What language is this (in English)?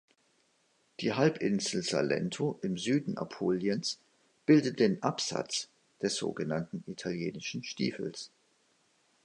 German